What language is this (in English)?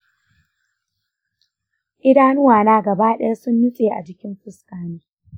Hausa